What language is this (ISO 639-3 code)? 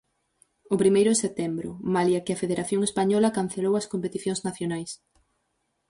glg